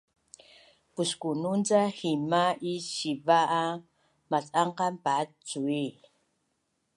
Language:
Bunun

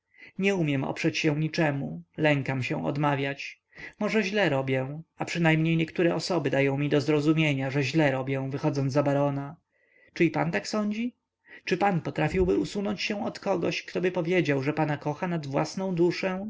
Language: Polish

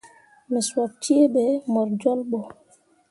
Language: Mundang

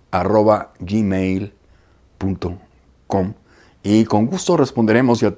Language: Spanish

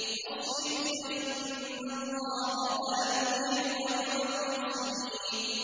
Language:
Arabic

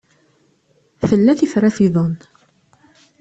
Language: Kabyle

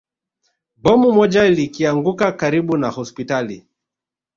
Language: Swahili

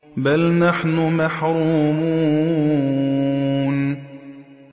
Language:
Arabic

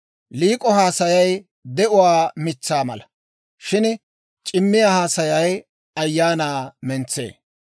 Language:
Dawro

